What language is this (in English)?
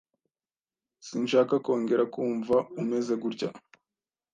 Kinyarwanda